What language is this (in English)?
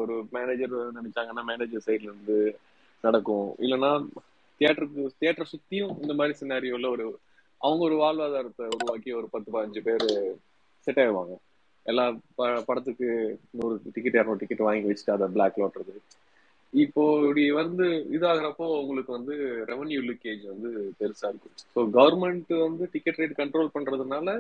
Tamil